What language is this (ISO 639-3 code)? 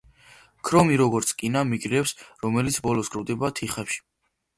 kat